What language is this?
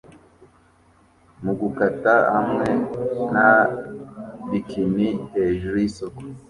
Kinyarwanda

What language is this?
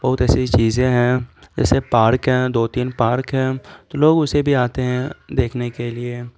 Urdu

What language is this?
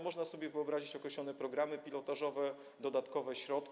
Polish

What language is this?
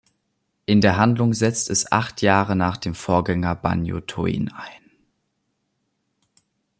German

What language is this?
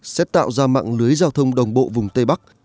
Vietnamese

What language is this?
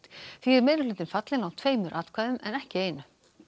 Icelandic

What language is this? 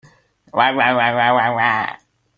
Hakha Chin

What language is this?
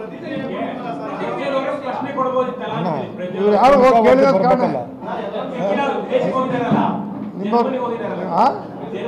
Kannada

